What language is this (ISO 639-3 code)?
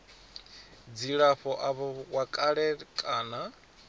ven